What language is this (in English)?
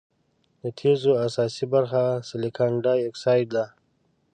Pashto